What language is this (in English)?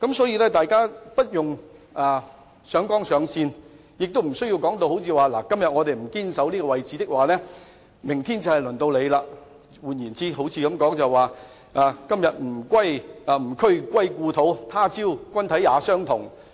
Cantonese